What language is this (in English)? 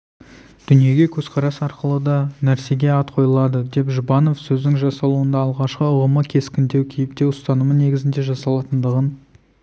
Kazakh